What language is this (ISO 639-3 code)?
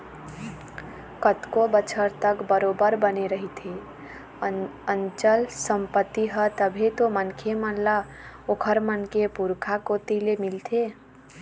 hne